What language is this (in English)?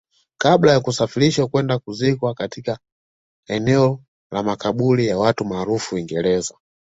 Swahili